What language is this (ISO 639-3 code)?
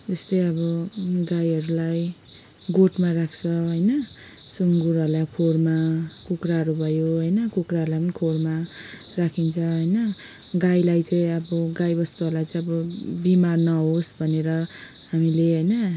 nep